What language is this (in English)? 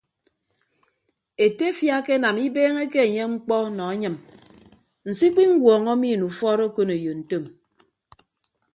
Ibibio